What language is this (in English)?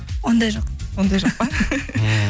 Kazakh